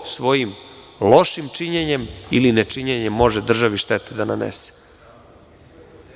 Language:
Serbian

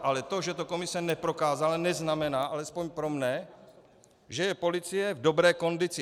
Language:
Czech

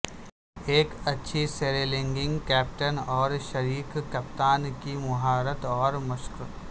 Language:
Urdu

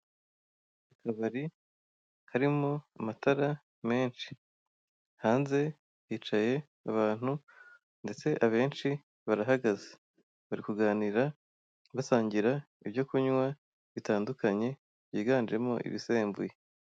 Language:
Kinyarwanda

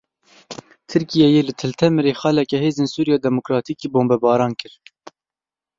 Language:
Kurdish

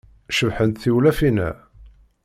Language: Kabyle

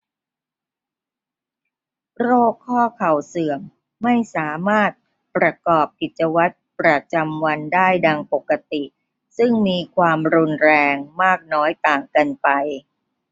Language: Thai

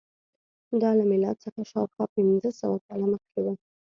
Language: Pashto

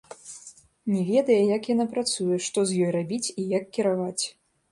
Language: Belarusian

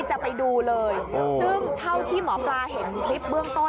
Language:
Thai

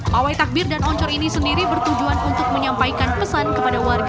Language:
Indonesian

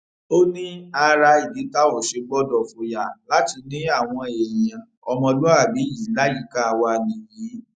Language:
Yoruba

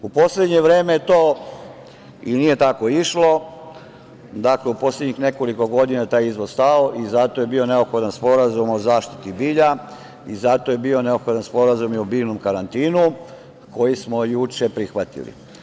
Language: Serbian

